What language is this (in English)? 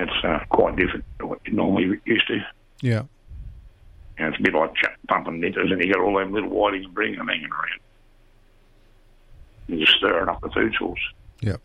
English